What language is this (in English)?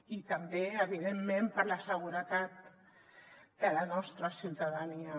Catalan